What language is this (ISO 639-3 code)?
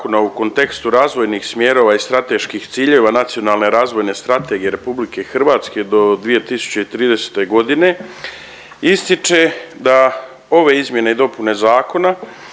hrv